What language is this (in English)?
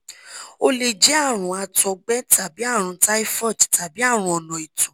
Yoruba